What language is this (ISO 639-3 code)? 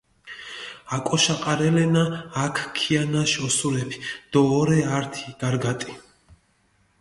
xmf